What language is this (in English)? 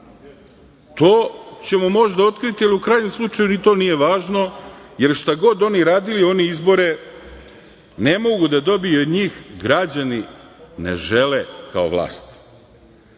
Serbian